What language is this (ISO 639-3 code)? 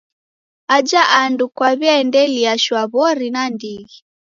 dav